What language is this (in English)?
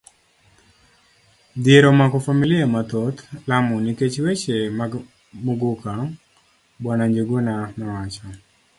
Luo (Kenya and Tanzania)